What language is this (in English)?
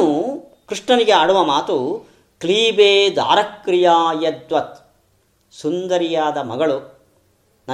Kannada